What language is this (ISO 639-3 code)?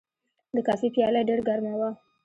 pus